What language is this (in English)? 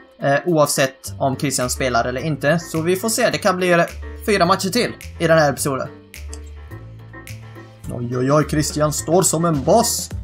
Swedish